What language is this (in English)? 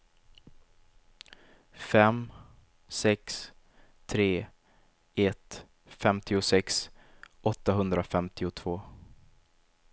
Swedish